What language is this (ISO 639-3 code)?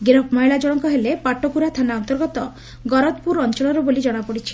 ori